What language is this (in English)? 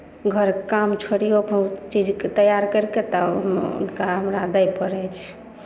Maithili